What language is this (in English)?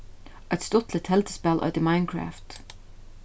Faroese